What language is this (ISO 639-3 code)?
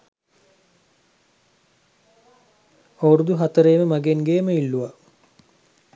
sin